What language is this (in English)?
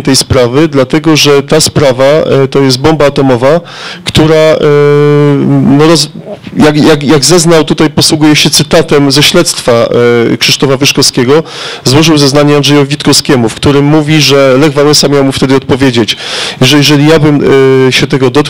Polish